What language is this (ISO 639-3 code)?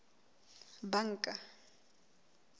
sot